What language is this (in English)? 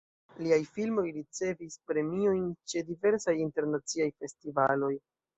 Esperanto